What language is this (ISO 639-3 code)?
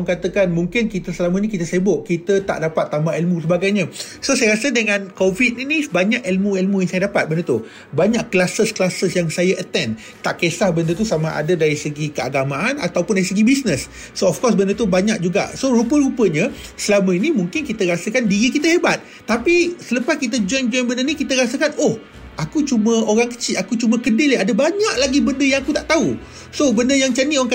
msa